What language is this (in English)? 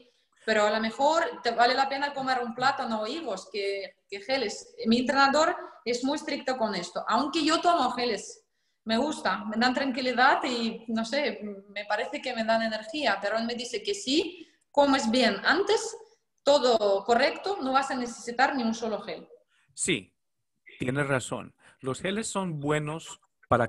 Spanish